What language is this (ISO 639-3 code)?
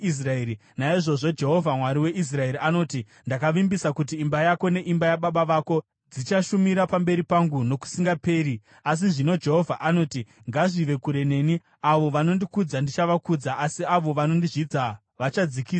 sna